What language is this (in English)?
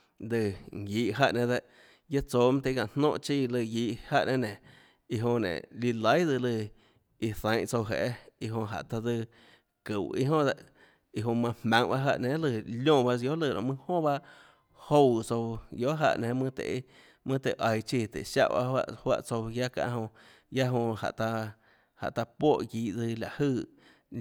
Tlacoatzintepec Chinantec